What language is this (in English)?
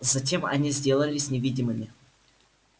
Russian